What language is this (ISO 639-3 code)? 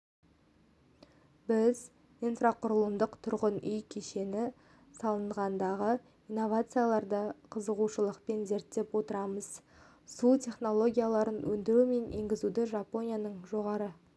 kaz